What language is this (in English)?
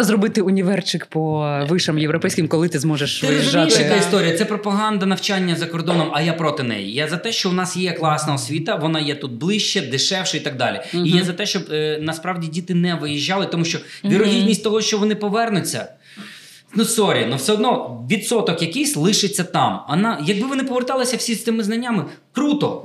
Ukrainian